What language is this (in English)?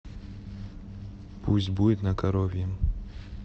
Russian